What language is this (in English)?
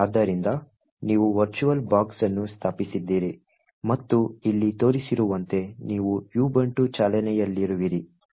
Kannada